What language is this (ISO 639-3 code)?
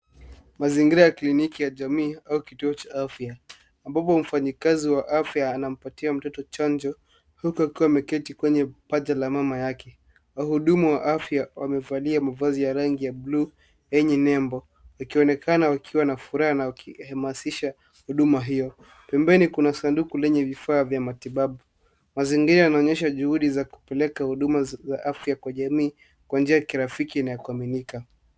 swa